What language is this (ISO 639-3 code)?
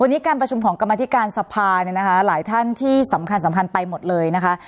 tha